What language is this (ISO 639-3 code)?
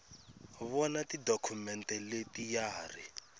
tso